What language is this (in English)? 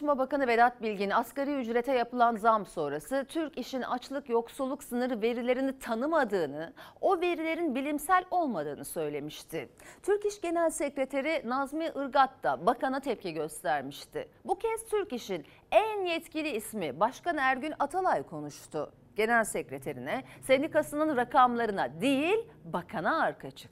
Turkish